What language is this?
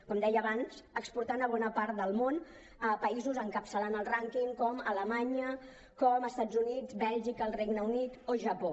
Catalan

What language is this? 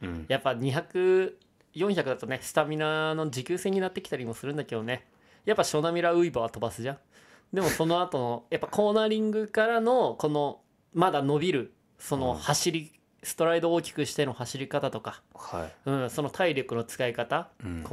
Japanese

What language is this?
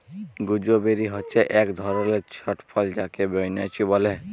Bangla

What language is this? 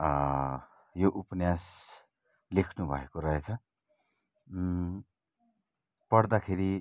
Nepali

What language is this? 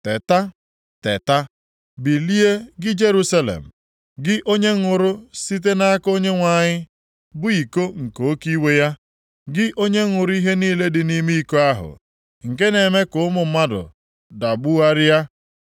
Igbo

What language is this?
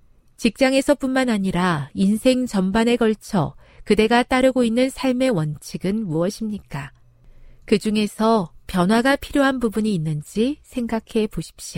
Korean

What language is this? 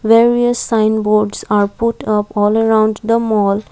English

